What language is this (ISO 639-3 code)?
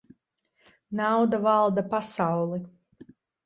lav